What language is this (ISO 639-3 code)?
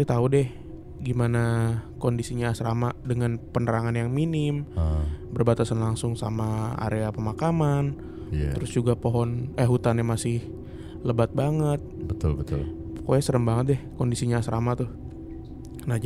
ind